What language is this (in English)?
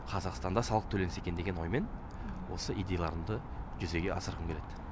Kazakh